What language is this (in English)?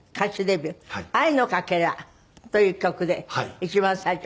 Japanese